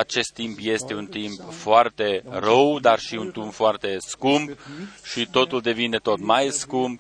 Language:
Romanian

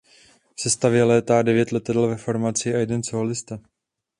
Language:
Czech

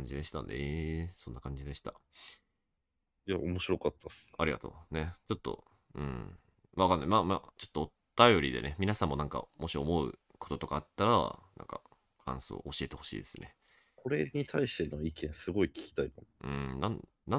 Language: Japanese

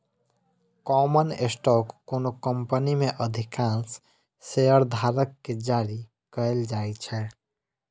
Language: Maithili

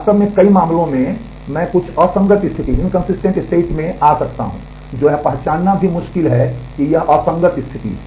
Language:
Hindi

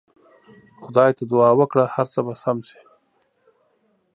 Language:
Pashto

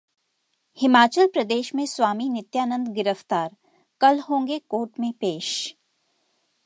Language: Hindi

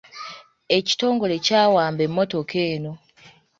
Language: Ganda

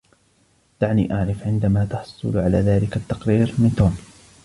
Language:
Arabic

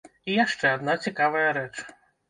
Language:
Belarusian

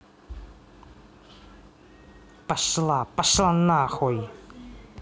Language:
Russian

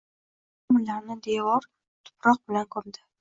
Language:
Uzbek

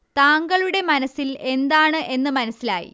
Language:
Malayalam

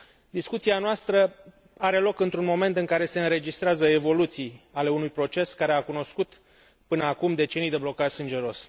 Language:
Romanian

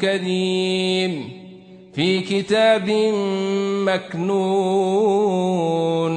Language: Arabic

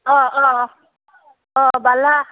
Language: Assamese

